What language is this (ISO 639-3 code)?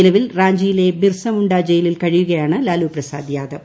mal